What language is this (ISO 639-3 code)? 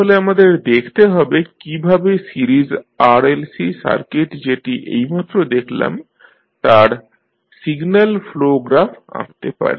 ben